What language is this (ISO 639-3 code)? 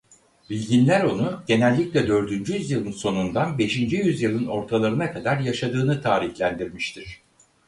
tur